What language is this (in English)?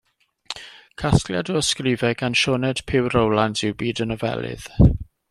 Welsh